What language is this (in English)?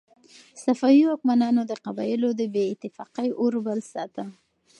Pashto